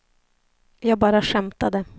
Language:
Swedish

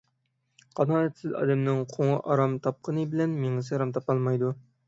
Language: Uyghur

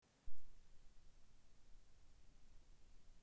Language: Russian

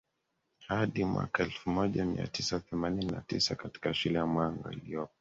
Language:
Swahili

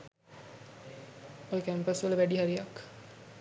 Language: Sinhala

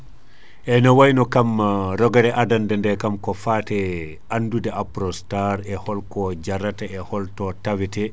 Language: Fula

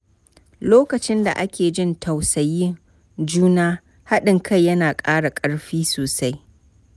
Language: Hausa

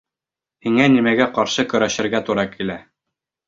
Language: Bashkir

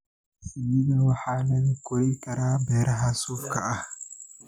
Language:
Somali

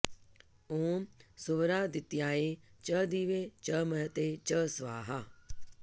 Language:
Sanskrit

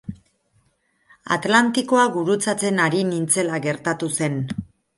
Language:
Basque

